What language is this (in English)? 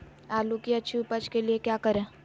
Magahi